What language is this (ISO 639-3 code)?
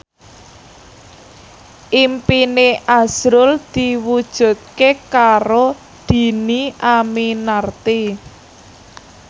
jav